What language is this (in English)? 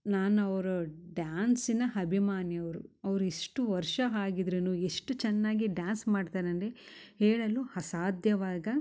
Kannada